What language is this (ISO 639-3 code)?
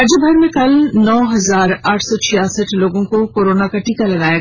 hin